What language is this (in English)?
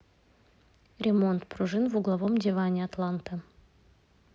Russian